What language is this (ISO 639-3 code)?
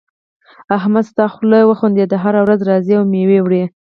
pus